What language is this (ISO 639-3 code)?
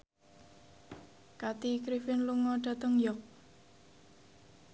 jav